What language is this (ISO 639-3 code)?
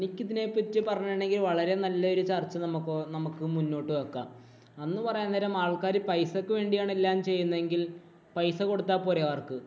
mal